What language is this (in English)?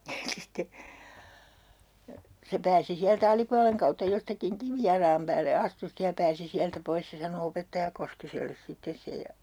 Finnish